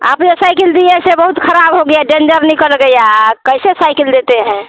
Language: Hindi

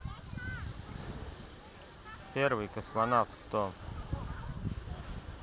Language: Russian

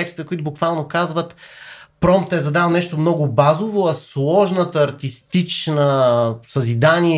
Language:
Bulgarian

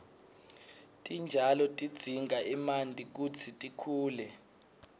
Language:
Swati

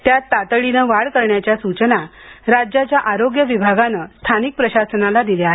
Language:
Marathi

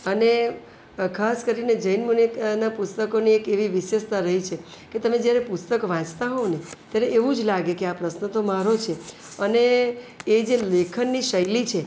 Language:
Gujarati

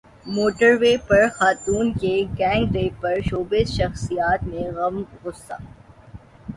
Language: Urdu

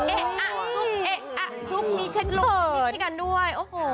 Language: Thai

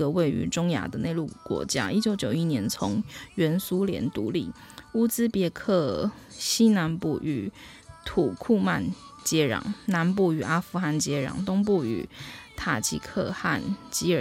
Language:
Chinese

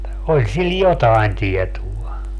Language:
Finnish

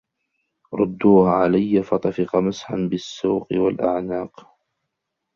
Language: Arabic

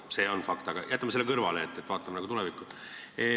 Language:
Estonian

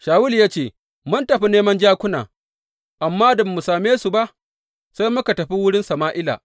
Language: Hausa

